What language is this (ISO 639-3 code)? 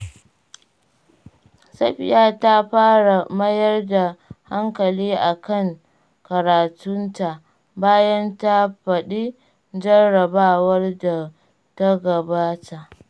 hau